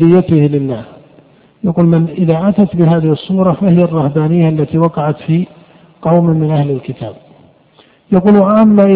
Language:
Arabic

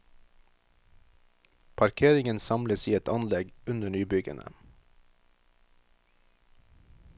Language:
Norwegian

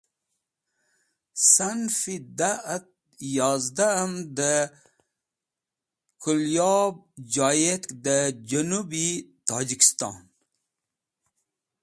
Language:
Wakhi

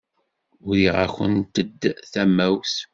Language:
Kabyle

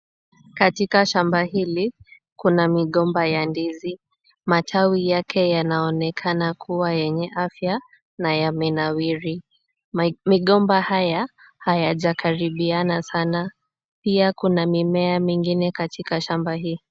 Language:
Swahili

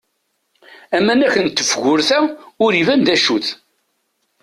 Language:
Kabyle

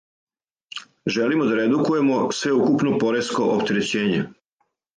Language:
Serbian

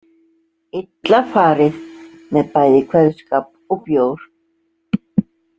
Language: Icelandic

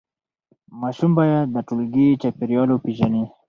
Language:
Pashto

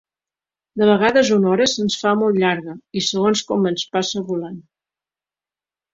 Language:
Catalan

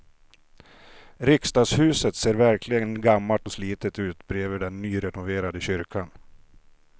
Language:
Swedish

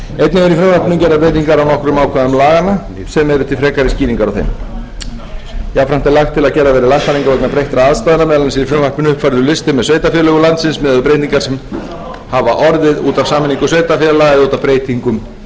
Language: Icelandic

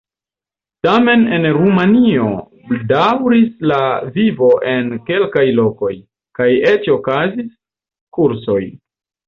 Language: Esperanto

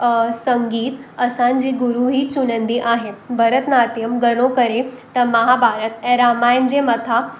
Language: Sindhi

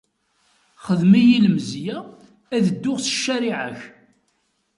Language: Kabyle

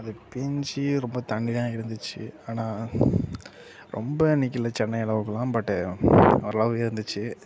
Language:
Tamil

